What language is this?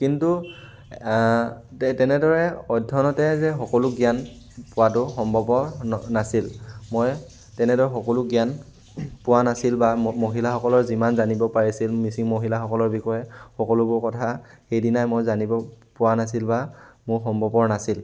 Assamese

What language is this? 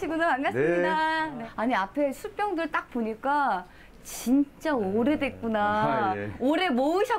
Korean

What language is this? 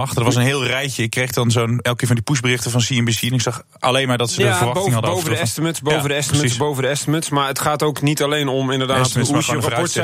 Dutch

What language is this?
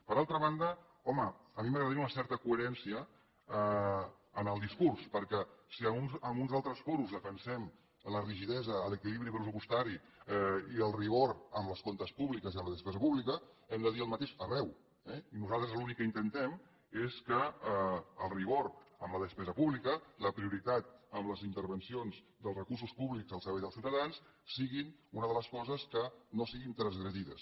Catalan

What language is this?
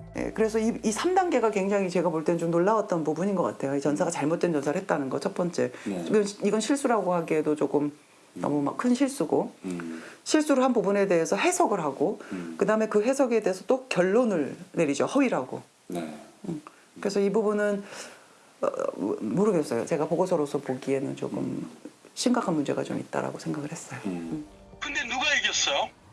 Korean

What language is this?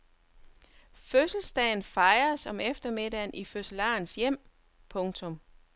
Danish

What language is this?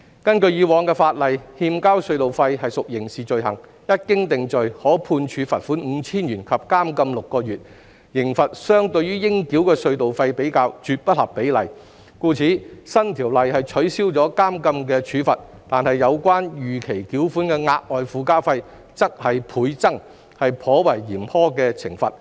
Cantonese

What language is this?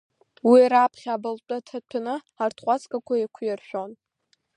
Abkhazian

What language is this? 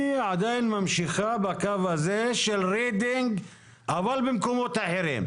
Hebrew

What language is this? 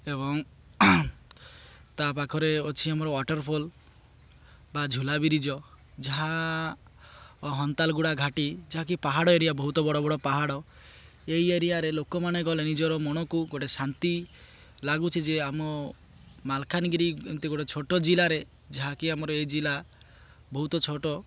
Odia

